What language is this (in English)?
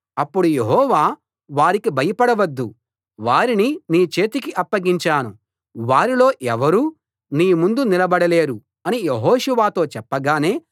Telugu